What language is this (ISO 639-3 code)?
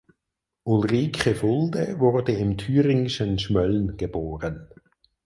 deu